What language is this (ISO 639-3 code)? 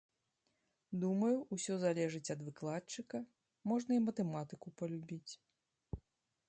bel